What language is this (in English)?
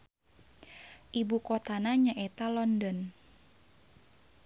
Sundanese